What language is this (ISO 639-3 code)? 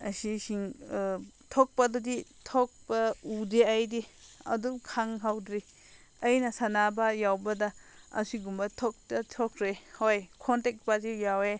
mni